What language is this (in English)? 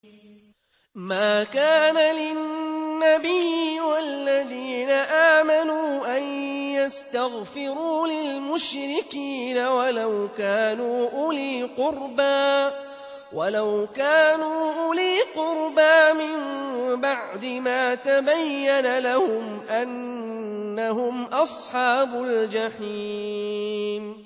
Arabic